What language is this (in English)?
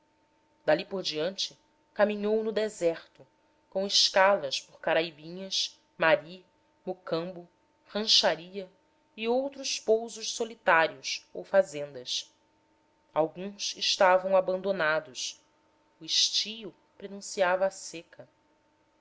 Portuguese